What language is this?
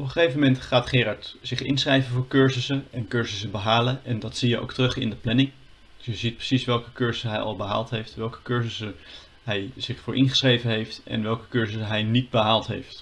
Dutch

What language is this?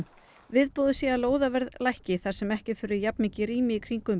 Icelandic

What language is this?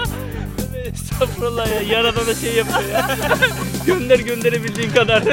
Turkish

